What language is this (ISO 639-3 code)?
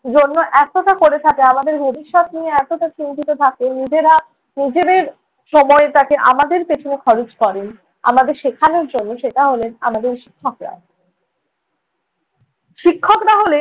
ben